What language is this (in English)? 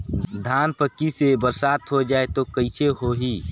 Chhattisgarhi